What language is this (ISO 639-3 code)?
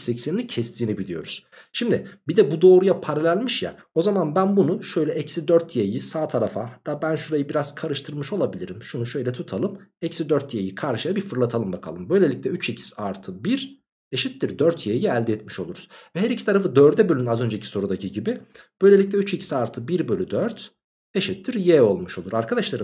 tur